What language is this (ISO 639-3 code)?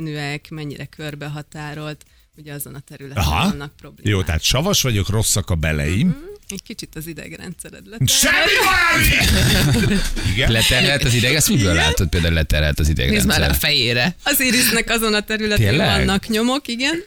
hun